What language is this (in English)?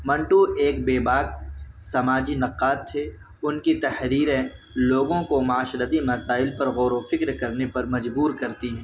Urdu